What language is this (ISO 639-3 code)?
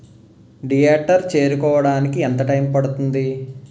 tel